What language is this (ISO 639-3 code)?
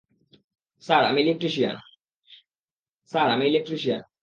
ben